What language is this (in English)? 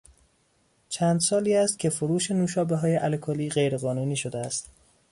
Persian